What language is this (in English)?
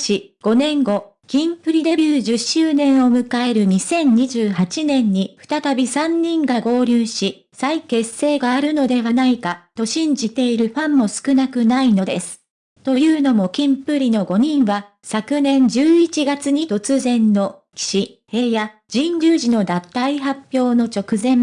Japanese